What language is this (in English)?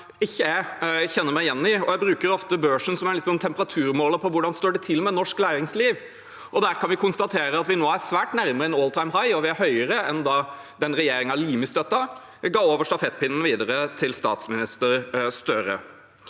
Norwegian